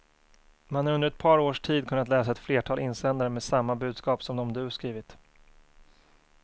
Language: Swedish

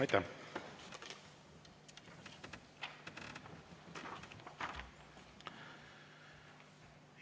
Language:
Estonian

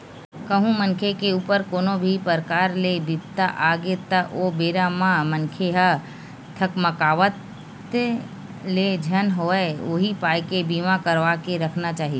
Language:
Chhattisgarhi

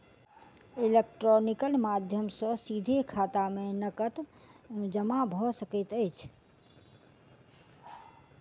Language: Maithili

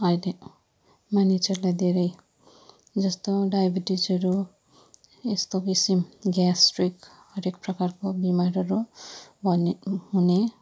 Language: Nepali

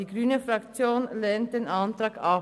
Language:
Swiss German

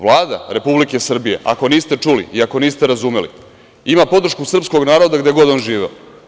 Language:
Serbian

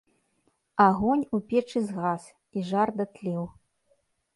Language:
Belarusian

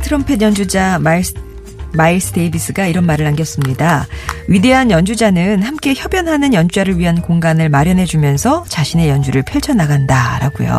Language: Korean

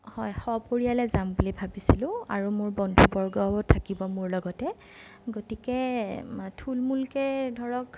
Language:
Assamese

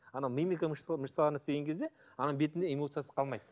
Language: Kazakh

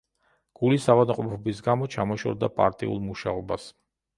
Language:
Georgian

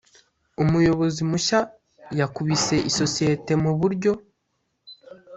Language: Kinyarwanda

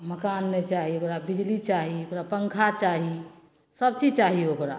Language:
Maithili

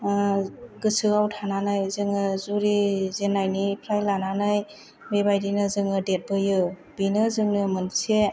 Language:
Bodo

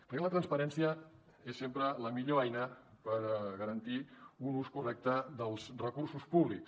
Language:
Catalan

